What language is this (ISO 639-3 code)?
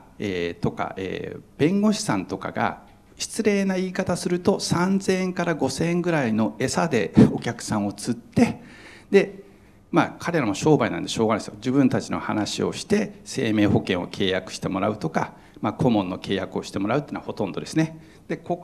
jpn